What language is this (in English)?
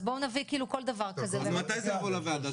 Hebrew